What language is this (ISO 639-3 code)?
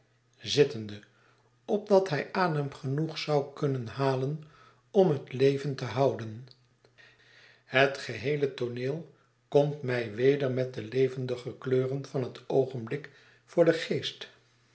nld